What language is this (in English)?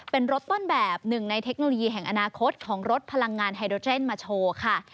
Thai